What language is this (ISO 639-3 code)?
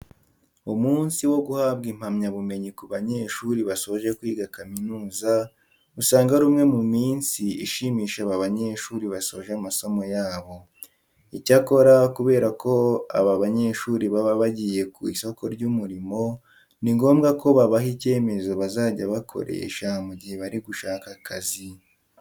kin